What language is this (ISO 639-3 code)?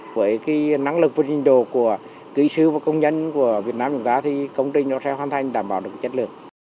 vie